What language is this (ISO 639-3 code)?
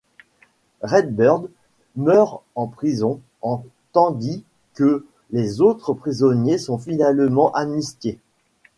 fra